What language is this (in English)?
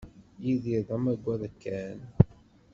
Kabyle